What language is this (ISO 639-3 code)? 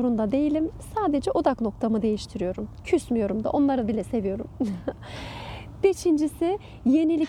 tur